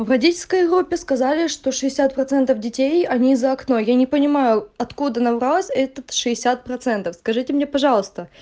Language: Russian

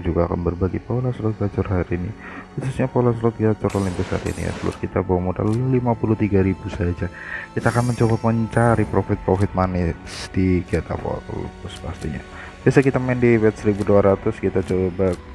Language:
Indonesian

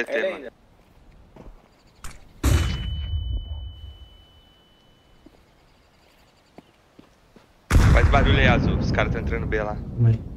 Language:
Portuguese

